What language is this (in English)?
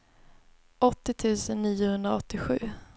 Swedish